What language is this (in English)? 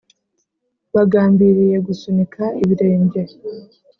Kinyarwanda